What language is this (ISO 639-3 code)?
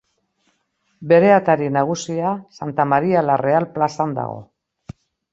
eus